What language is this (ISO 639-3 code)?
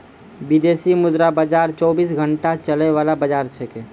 mai